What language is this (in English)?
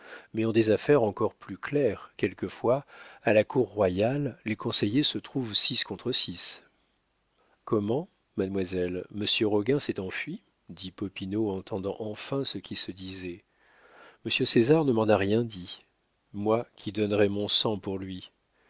French